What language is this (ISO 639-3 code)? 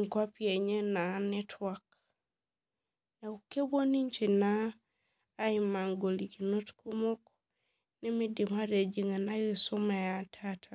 mas